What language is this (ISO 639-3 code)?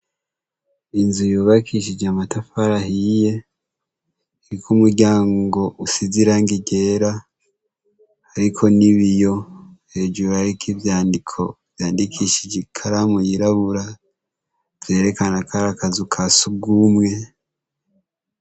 run